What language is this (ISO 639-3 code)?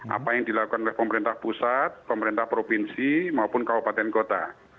ind